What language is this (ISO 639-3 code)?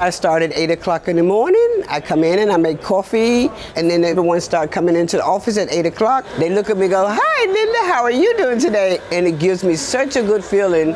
nld